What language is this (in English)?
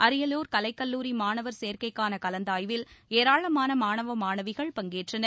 Tamil